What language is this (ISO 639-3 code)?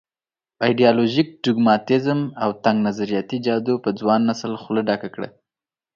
pus